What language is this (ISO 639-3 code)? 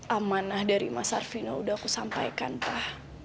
ind